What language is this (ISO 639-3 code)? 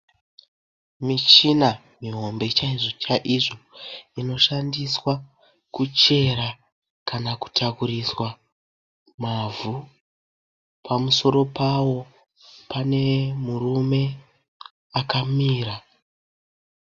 sna